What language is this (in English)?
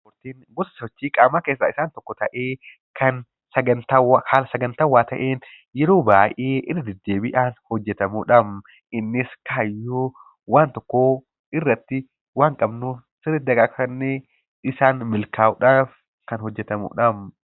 Oromo